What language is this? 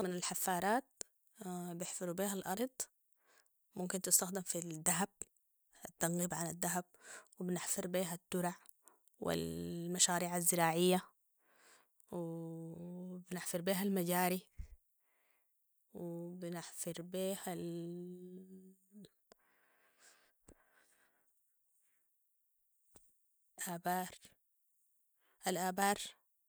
Sudanese Arabic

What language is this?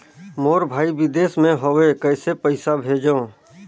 Chhattisgarhi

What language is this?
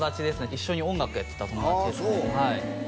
Japanese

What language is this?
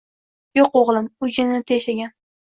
Uzbek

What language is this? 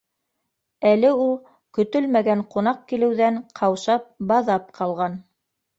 Bashkir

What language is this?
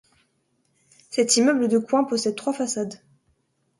French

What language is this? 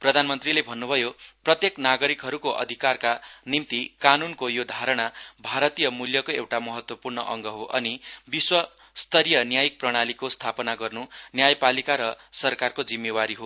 Nepali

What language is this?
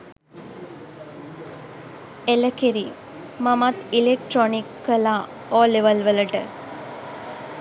Sinhala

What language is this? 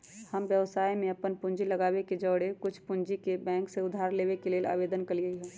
Magahi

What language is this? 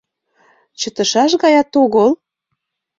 Mari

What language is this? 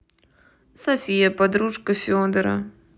Russian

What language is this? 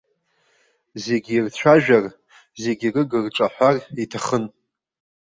Abkhazian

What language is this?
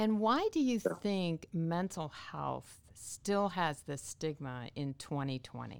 English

